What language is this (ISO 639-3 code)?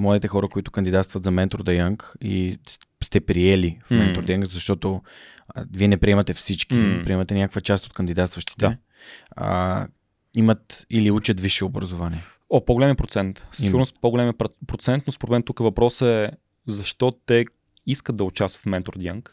bul